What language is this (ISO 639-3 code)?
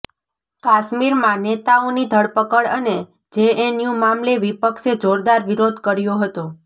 guj